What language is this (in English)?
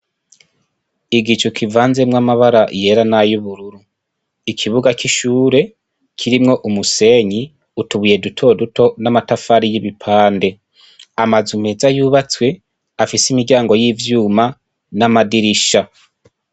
Rundi